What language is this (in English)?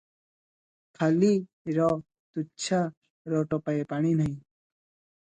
Odia